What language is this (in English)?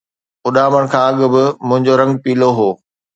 Sindhi